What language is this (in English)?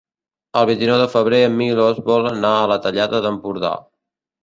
Catalan